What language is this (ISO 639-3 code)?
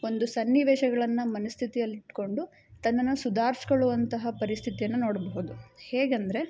kan